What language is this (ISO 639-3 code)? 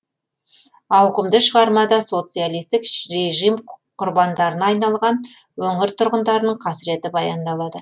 kaz